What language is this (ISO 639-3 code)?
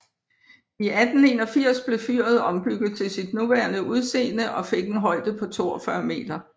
dan